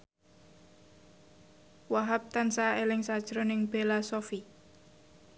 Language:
Javanese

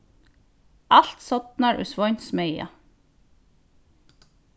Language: Faroese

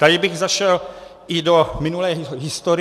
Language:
Czech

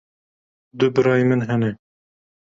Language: Kurdish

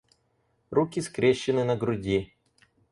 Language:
Russian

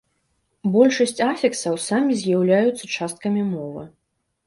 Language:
Belarusian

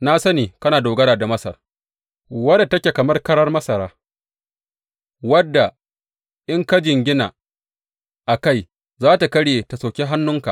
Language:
Hausa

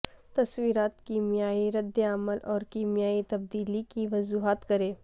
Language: Urdu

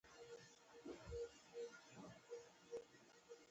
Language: Pashto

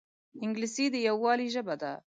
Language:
Pashto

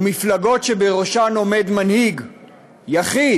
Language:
Hebrew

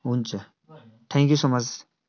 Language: Nepali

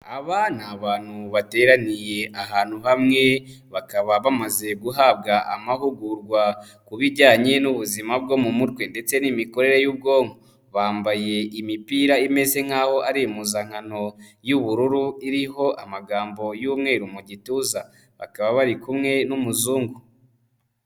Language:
Kinyarwanda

